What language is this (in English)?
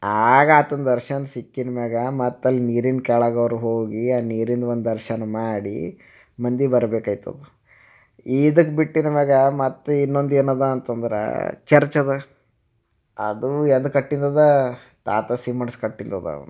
Kannada